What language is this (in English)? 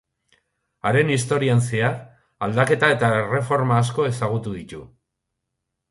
Basque